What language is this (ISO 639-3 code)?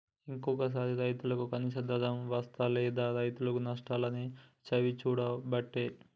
tel